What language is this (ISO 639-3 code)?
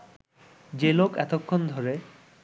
ben